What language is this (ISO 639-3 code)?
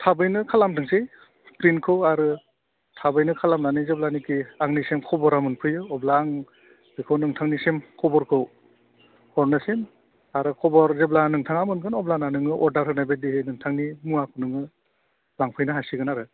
brx